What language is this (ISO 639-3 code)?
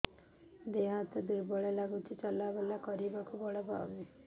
ori